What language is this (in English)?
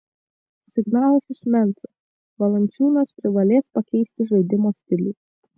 Lithuanian